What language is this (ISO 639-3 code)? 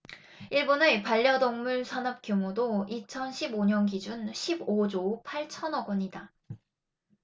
kor